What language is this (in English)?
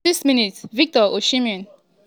Nigerian Pidgin